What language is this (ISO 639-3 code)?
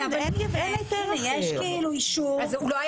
heb